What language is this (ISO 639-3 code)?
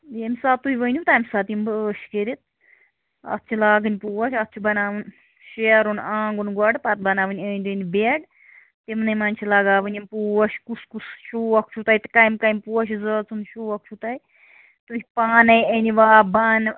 kas